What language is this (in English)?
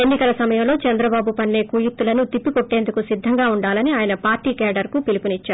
Telugu